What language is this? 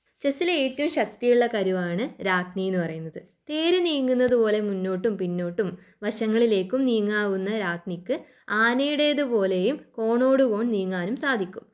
Malayalam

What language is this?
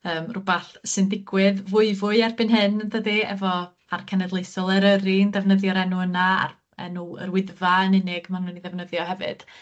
Welsh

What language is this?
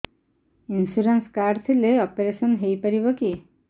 Odia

